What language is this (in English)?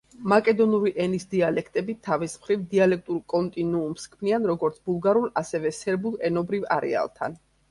Georgian